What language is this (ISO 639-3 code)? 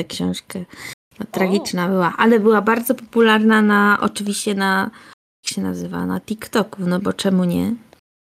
pol